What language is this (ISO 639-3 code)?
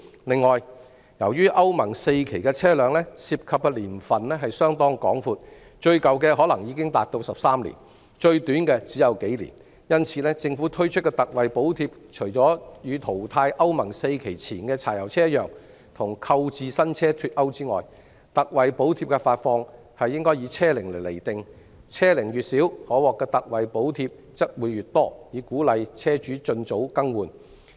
yue